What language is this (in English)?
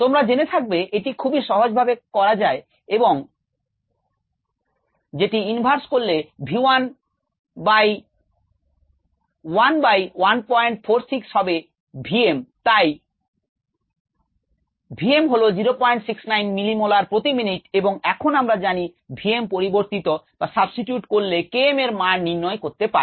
Bangla